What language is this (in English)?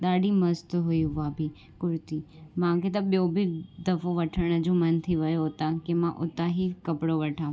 Sindhi